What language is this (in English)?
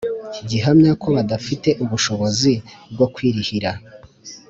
Kinyarwanda